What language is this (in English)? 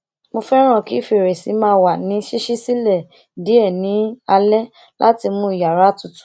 Yoruba